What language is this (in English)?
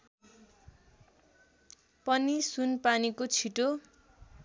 Nepali